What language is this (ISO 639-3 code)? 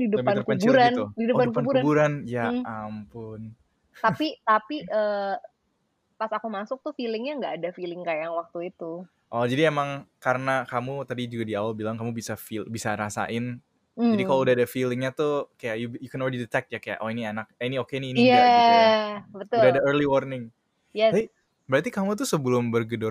ind